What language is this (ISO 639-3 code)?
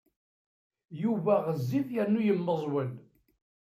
kab